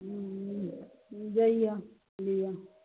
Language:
Maithili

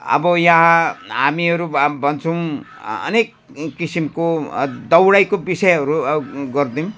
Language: Nepali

